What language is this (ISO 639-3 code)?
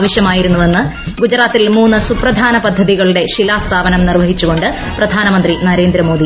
mal